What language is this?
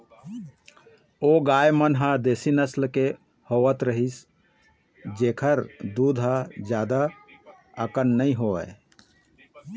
Chhattisgarhi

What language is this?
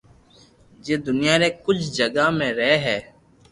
Loarki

